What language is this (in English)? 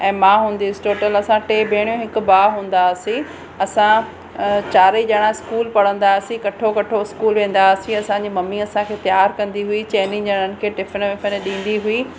Sindhi